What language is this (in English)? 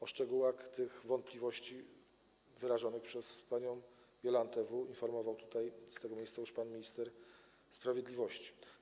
Polish